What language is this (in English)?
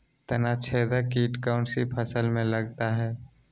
Magahi